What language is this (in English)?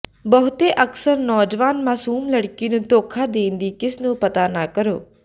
Punjabi